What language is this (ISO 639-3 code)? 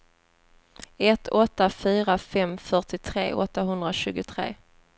swe